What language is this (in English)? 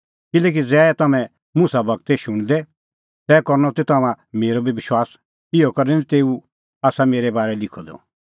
Kullu Pahari